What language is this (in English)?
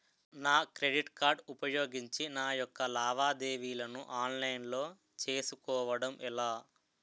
Telugu